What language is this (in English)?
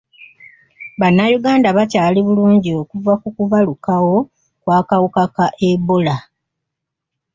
Ganda